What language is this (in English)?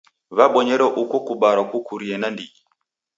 Taita